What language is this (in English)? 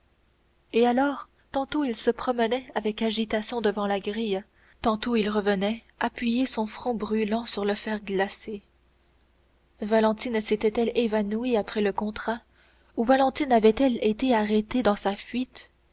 French